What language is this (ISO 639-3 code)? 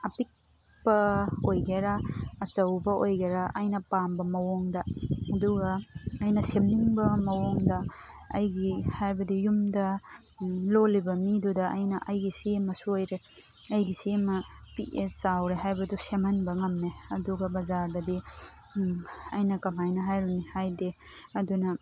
mni